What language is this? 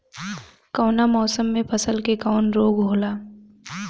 Bhojpuri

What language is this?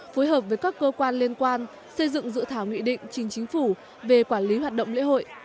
Vietnamese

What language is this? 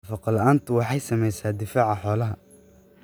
Somali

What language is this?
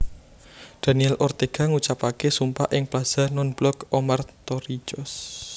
Javanese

